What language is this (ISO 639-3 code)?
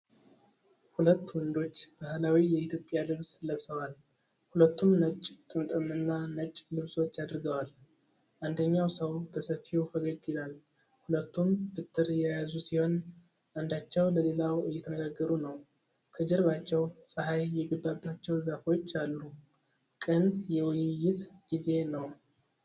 amh